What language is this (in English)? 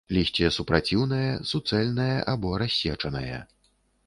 Belarusian